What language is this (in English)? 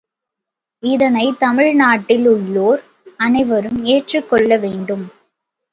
Tamil